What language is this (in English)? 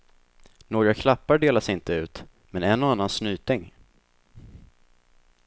Swedish